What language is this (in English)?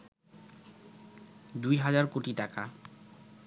Bangla